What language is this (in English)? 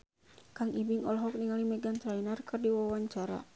Sundanese